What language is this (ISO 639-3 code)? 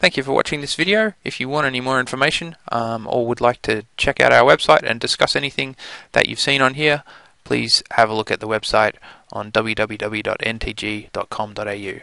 eng